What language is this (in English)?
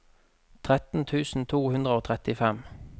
Norwegian